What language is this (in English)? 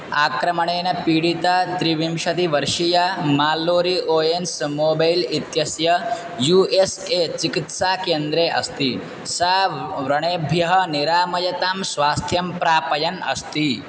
Sanskrit